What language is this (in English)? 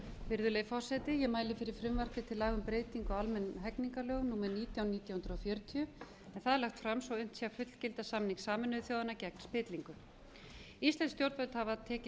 Icelandic